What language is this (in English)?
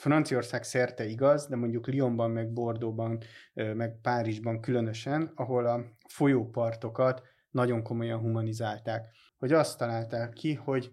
Hungarian